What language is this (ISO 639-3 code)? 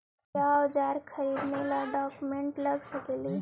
mag